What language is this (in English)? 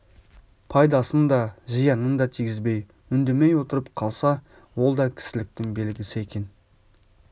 Kazakh